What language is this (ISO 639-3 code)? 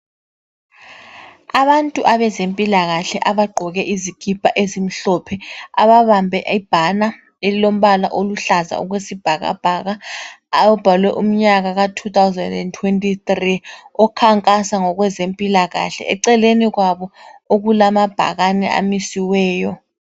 nde